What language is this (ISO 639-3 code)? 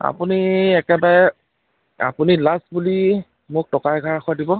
asm